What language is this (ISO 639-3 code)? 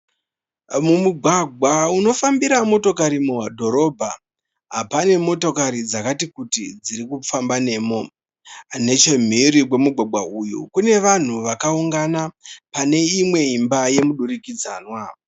sna